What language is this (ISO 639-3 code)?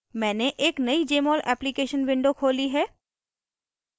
hin